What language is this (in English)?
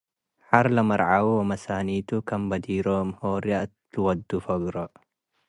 Tigre